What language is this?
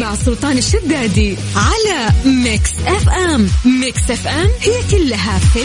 Arabic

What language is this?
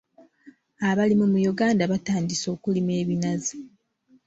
Ganda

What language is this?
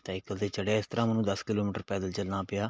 Punjabi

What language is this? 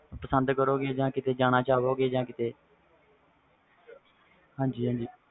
Punjabi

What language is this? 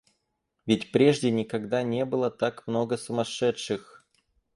Russian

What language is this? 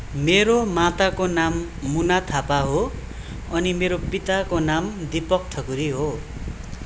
Nepali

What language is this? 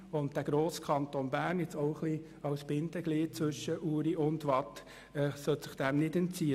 Swiss German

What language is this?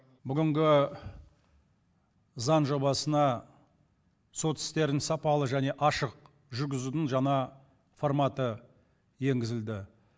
Kazakh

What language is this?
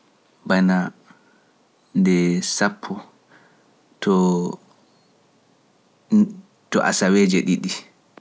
Pular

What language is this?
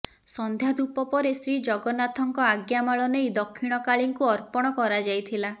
Odia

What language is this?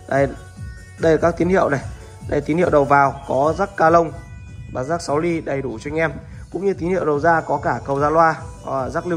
Vietnamese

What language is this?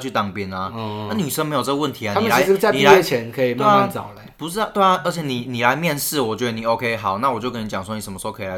Chinese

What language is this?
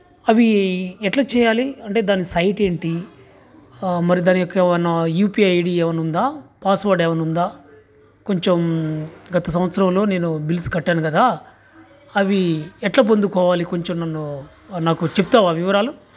Telugu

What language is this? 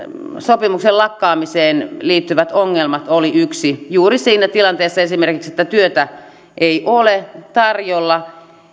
Finnish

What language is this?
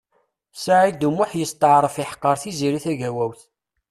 Kabyle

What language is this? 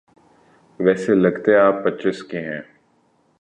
Urdu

